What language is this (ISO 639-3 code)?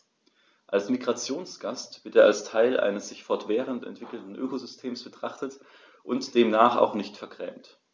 deu